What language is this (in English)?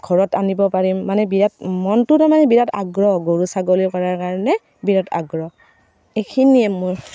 Assamese